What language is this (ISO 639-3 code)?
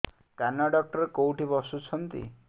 ori